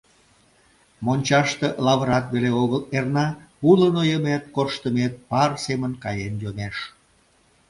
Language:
Mari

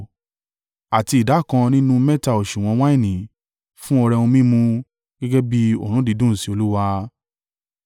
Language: Yoruba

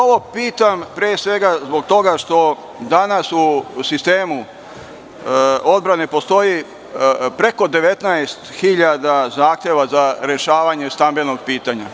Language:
Serbian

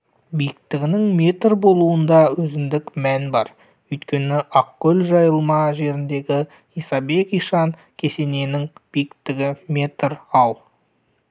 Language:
Kazakh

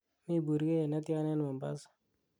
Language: Kalenjin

